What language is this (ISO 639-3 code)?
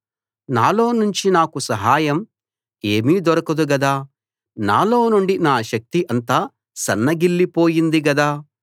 tel